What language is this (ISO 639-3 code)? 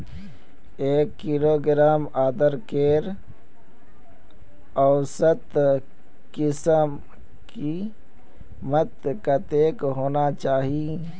mag